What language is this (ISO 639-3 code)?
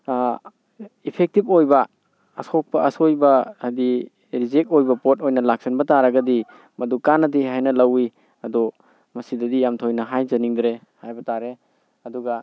mni